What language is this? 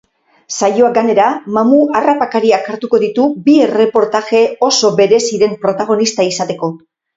Basque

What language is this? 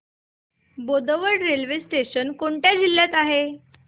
Marathi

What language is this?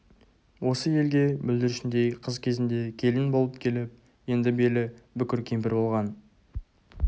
Kazakh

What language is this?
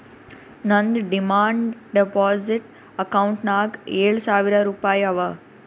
Kannada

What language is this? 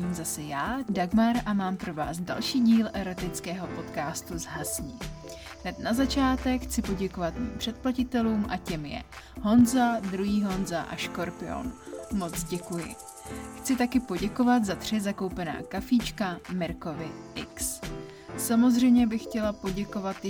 Czech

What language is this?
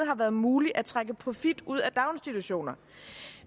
Danish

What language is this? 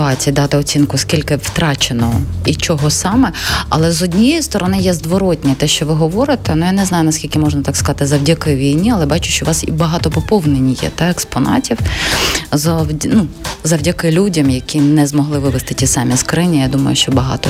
Ukrainian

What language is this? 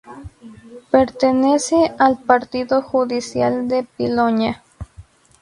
Spanish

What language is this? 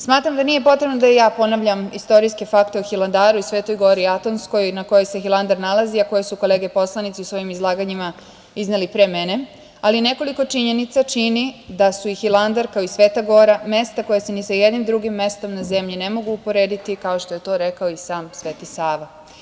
Serbian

